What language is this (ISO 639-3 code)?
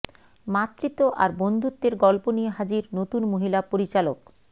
ben